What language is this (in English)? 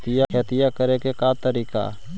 Magahi